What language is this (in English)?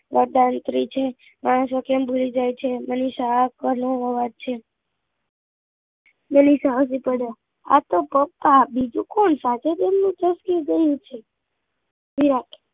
Gujarati